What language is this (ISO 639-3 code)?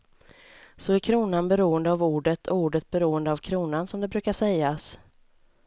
swe